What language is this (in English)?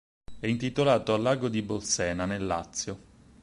Italian